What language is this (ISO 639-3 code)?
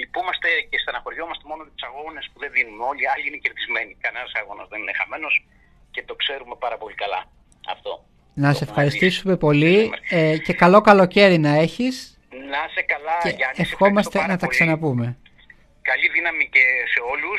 ell